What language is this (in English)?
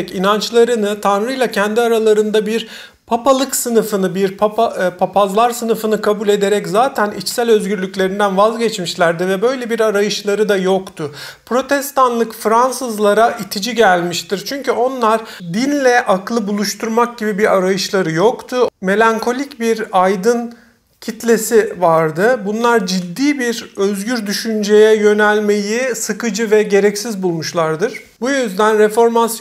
Turkish